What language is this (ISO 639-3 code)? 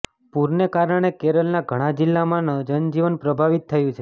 guj